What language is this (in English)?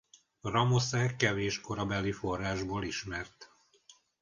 Hungarian